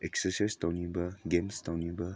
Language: Manipuri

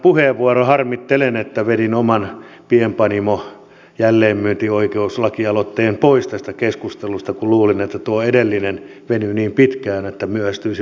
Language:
Finnish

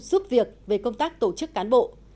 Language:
Vietnamese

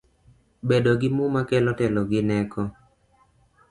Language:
Luo (Kenya and Tanzania)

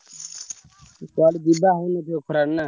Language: Odia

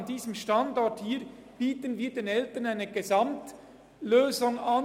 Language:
Swiss German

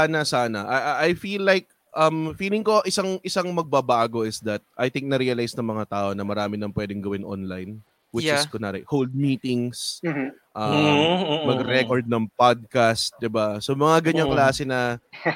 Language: Filipino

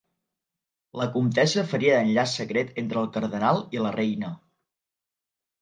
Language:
Catalan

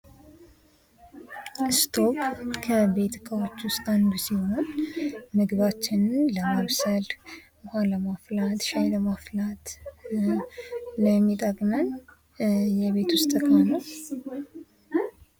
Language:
Amharic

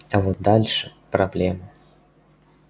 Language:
Russian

